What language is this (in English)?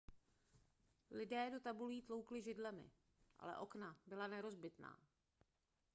Czech